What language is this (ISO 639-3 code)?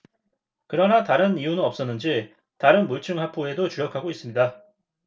kor